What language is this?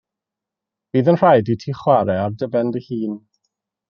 Welsh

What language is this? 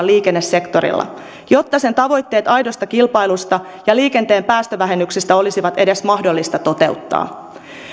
Finnish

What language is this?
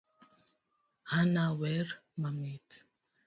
Luo (Kenya and Tanzania)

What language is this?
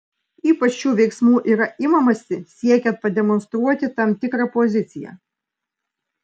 Lithuanian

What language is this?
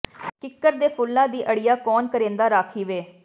Punjabi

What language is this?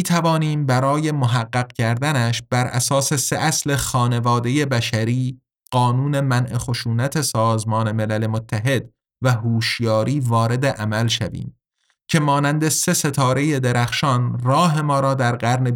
Persian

